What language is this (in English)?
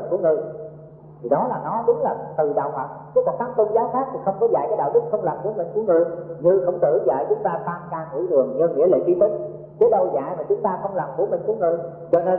Vietnamese